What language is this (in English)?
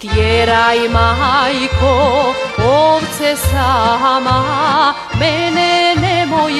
Romanian